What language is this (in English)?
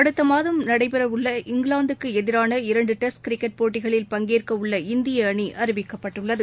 Tamil